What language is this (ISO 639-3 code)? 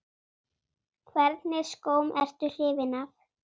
isl